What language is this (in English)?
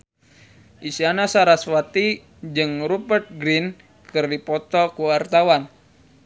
Sundanese